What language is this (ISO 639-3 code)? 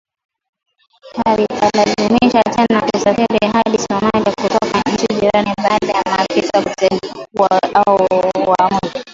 swa